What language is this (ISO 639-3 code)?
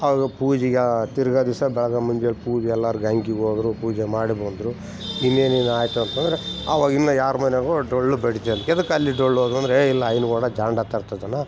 kan